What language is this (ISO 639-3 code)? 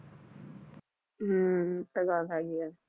pan